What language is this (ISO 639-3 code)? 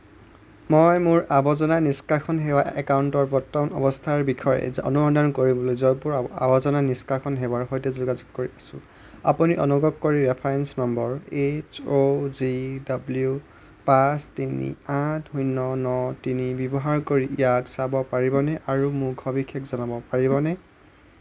asm